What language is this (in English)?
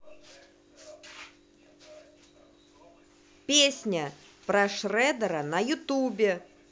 Russian